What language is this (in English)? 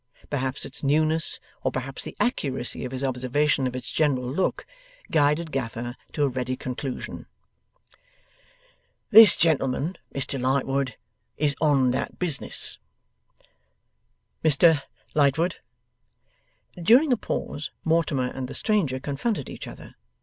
English